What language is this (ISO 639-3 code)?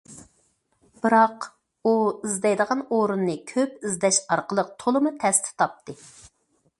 uig